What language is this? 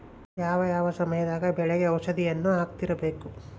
Kannada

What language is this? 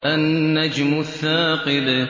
Arabic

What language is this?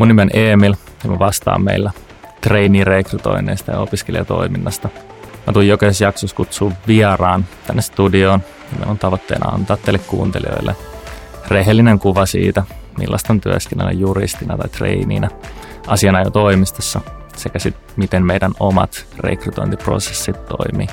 Finnish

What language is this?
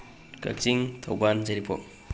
Manipuri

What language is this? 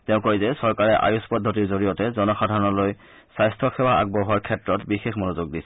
Assamese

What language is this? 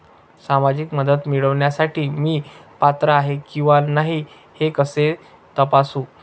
Marathi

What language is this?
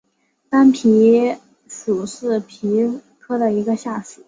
Chinese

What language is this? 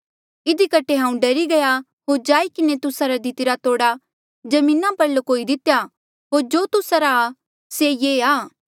Mandeali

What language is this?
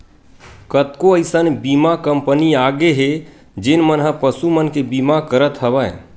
Chhattisgarhi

